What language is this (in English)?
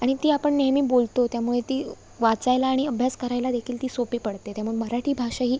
Marathi